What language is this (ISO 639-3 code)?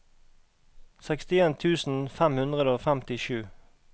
nor